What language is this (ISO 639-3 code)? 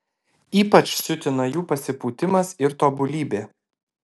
lit